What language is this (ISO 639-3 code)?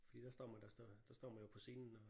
dan